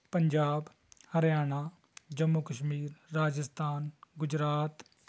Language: Punjabi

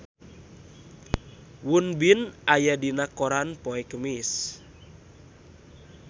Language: Sundanese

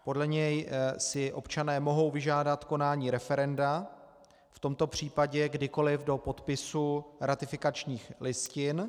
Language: Czech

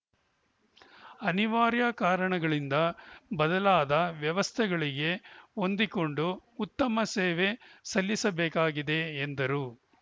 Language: Kannada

